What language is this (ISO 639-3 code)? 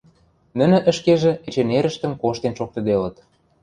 mrj